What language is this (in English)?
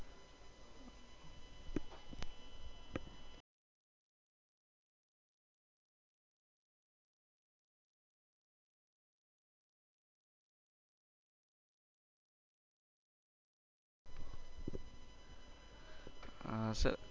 Gujarati